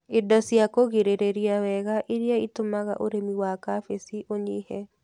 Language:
Kikuyu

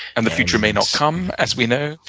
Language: English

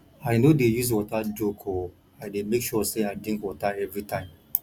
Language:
Nigerian Pidgin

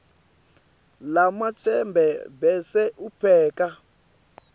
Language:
Swati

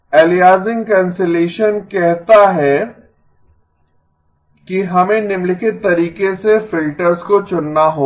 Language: Hindi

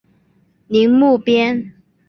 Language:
Chinese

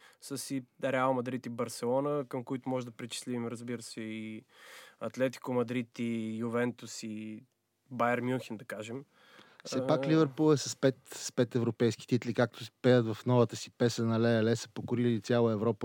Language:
Bulgarian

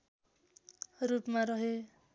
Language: Nepali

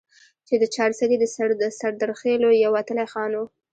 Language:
Pashto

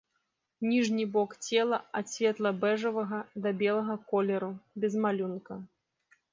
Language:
Belarusian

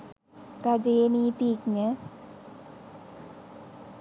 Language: Sinhala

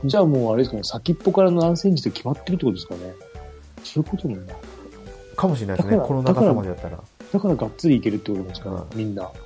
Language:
Japanese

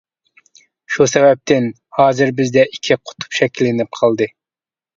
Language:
Uyghur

